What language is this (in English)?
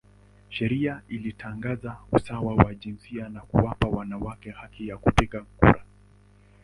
Swahili